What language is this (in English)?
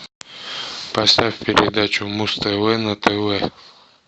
Russian